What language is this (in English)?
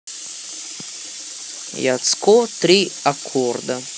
Russian